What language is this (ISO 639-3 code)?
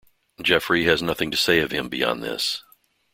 eng